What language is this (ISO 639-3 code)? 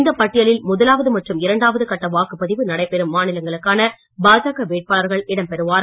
tam